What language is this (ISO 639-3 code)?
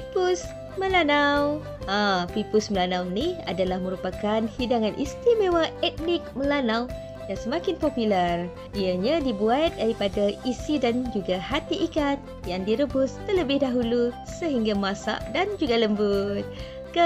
msa